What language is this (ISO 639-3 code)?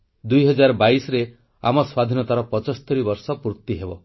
ori